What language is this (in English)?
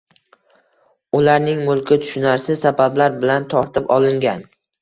Uzbek